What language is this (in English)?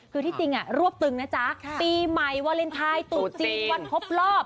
Thai